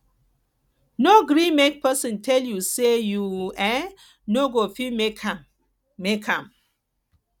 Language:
Nigerian Pidgin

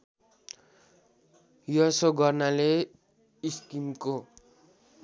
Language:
Nepali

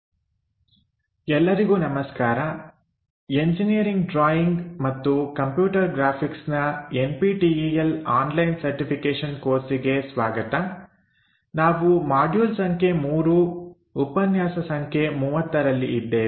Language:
Kannada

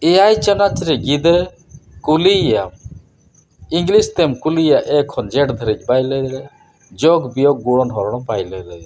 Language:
Santali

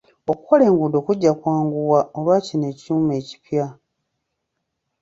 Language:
Ganda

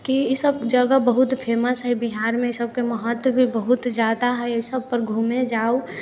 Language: Maithili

